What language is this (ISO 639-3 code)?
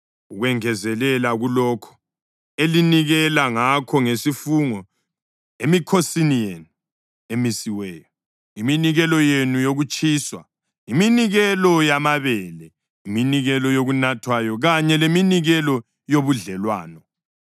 nde